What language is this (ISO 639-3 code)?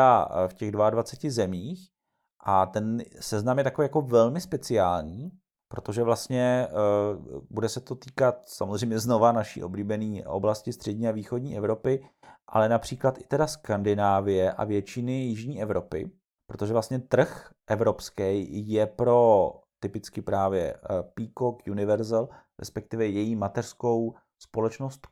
ces